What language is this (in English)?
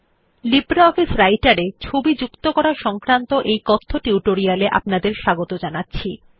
Bangla